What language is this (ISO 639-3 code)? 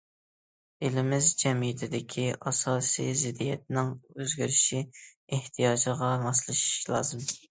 uig